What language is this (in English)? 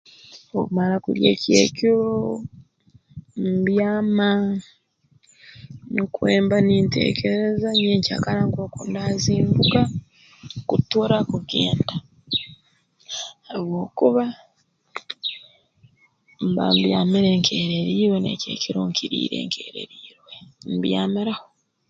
Tooro